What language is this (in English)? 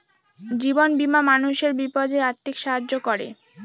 Bangla